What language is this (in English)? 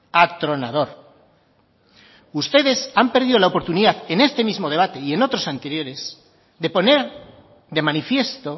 Spanish